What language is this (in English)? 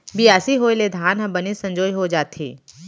Chhattisgarhi